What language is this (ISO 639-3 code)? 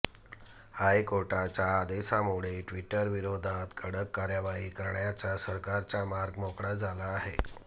mar